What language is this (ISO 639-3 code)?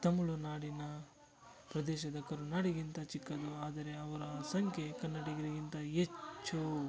kan